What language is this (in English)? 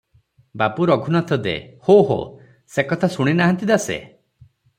Odia